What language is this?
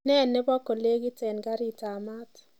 Kalenjin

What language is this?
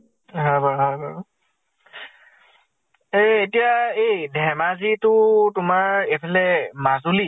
Assamese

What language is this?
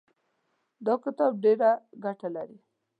Pashto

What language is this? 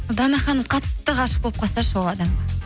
Kazakh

